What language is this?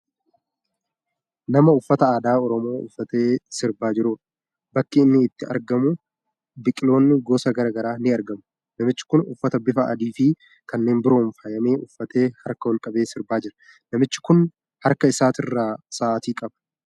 Oromo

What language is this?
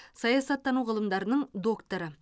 Kazakh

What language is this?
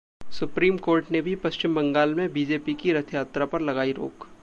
Hindi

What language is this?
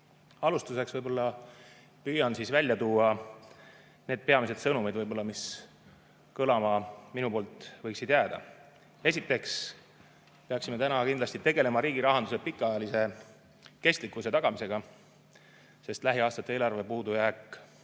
Estonian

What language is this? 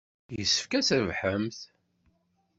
Kabyle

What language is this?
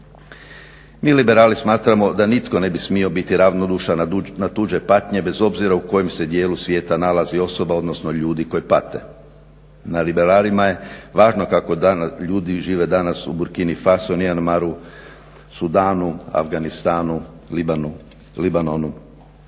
Croatian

